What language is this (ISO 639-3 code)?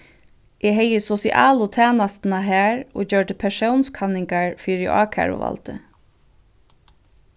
fao